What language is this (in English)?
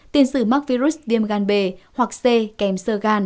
Vietnamese